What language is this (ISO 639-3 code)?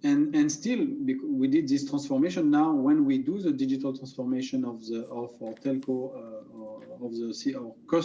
eng